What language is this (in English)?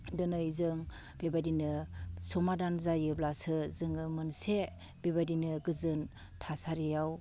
Bodo